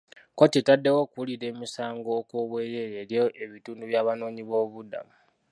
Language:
Ganda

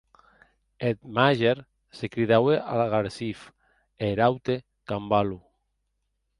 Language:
Occitan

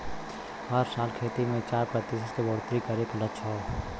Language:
Bhojpuri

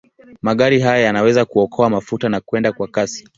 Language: Swahili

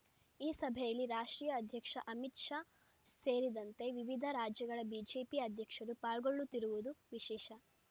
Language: Kannada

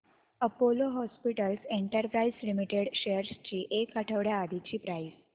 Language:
Marathi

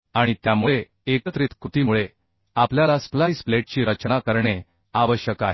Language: Marathi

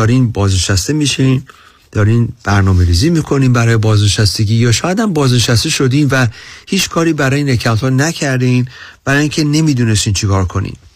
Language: Persian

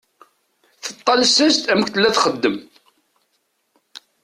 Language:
Kabyle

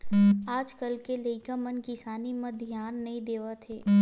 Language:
Chhattisgarhi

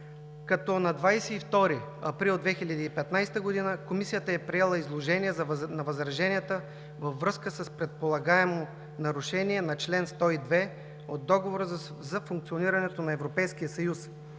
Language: Bulgarian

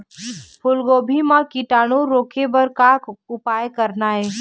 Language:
Chhattisgarhi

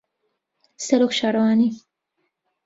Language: Central Kurdish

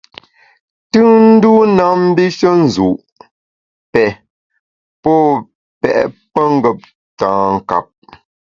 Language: Bamun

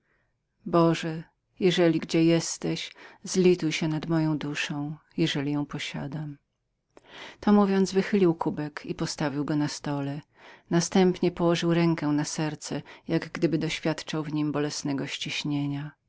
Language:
Polish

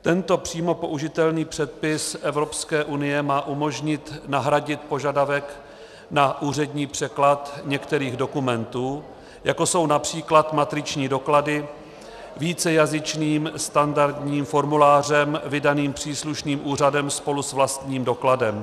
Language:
Czech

